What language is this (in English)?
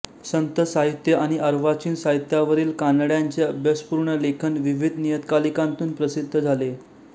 Marathi